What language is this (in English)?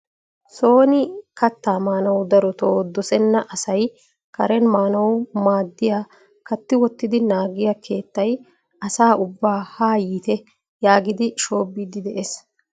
Wolaytta